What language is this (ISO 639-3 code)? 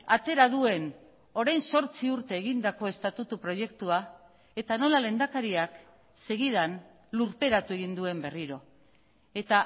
eus